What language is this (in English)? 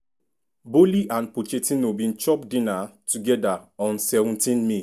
Nigerian Pidgin